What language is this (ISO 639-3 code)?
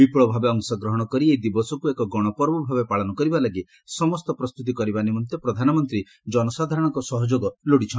ori